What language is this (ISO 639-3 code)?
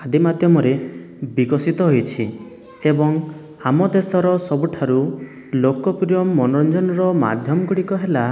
ori